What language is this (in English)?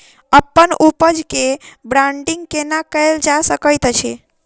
Maithili